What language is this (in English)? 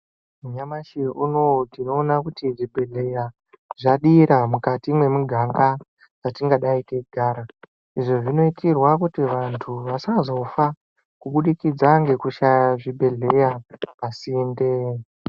Ndau